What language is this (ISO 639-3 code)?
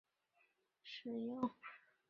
zho